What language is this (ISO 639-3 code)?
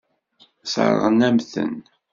kab